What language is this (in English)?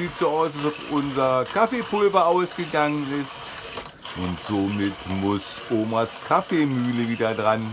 German